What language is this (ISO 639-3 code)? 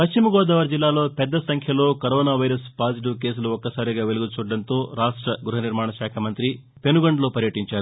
tel